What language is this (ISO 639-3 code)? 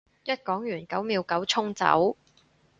yue